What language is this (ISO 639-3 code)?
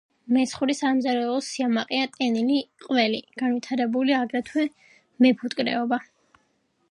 kat